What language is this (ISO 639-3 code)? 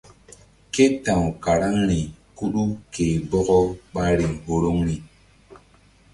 mdd